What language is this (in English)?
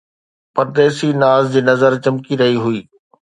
Sindhi